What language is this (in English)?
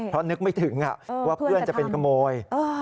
Thai